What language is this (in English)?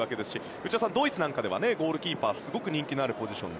Japanese